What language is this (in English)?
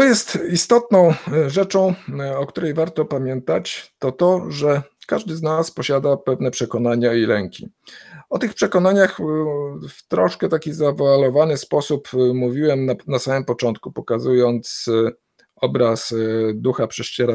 Polish